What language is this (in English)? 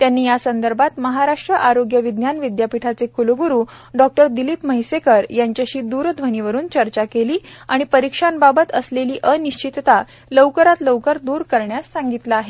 Marathi